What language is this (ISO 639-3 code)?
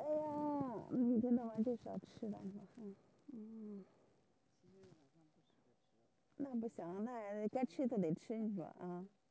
zho